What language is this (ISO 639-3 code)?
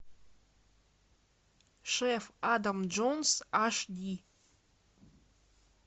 rus